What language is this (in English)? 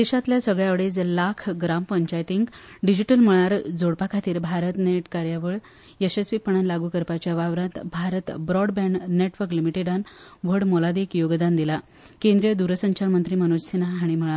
Konkani